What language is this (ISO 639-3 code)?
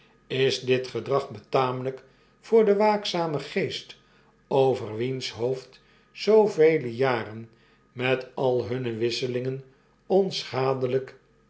nld